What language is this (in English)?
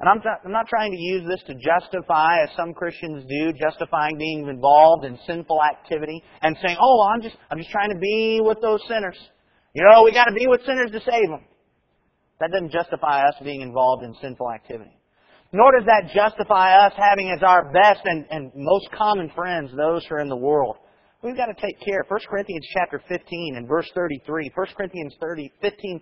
English